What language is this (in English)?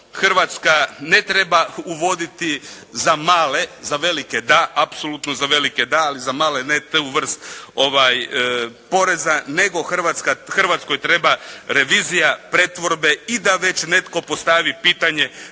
Croatian